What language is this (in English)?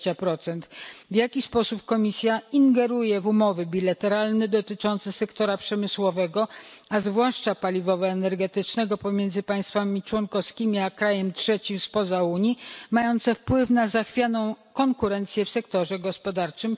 Polish